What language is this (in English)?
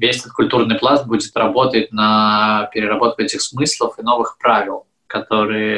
Russian